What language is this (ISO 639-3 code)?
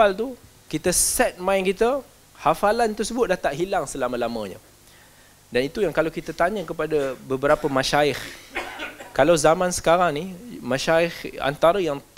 msa